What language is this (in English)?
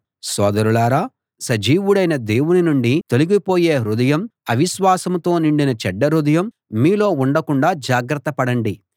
Telugu